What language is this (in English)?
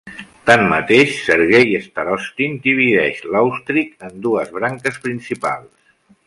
Catalan